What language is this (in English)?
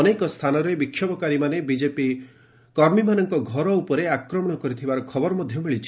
Odia